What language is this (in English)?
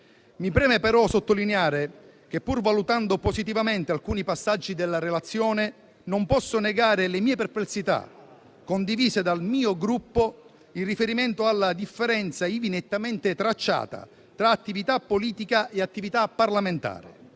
Italian